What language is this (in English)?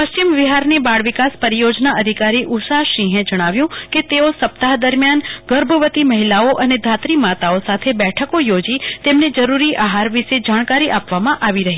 Gujarati